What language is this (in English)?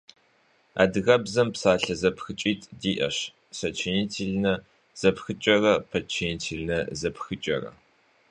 Kabardian